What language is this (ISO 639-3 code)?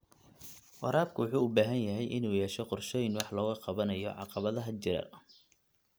som